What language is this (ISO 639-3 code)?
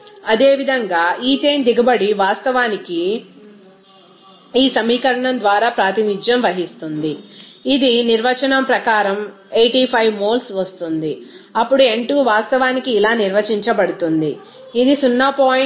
tel